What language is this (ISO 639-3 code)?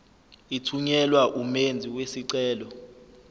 zul